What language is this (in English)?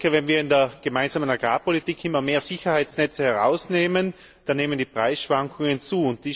German